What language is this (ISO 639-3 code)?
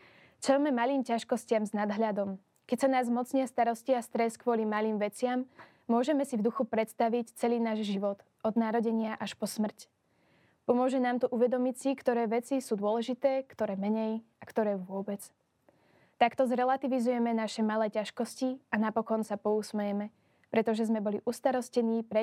slk